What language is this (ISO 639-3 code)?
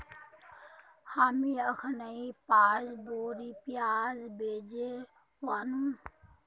mag